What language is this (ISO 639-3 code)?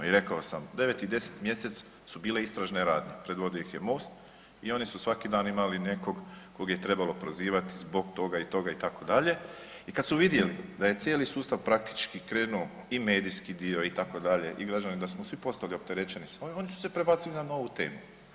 hrv